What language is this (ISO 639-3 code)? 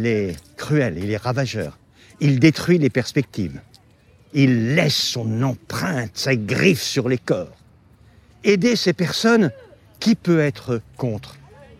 fra